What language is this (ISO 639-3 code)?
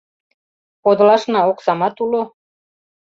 chm